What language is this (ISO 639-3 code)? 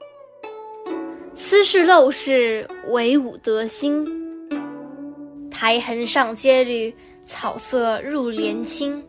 zho